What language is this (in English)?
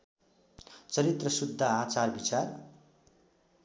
Nepali